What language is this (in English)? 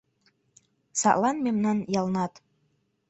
Mari